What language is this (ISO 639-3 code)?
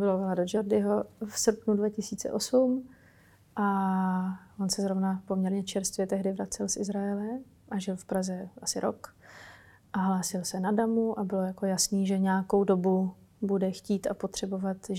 ces